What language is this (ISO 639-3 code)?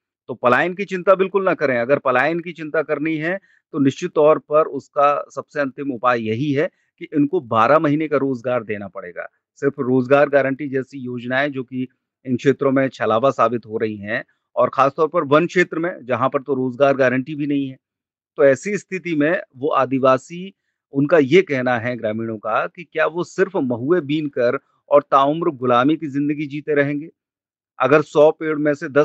hin